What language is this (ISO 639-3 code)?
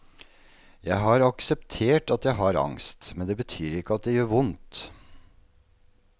nor